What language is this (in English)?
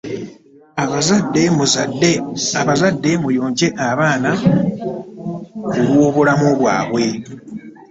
Ganda